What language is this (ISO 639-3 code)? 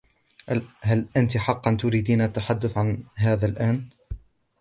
ara